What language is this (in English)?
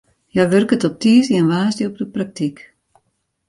Western Frisian